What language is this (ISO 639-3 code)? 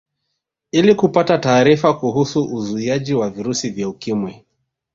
swa